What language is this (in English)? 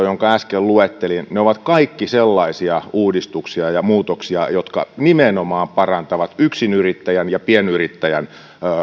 Finnish